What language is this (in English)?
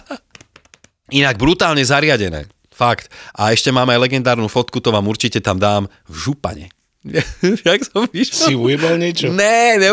Slovak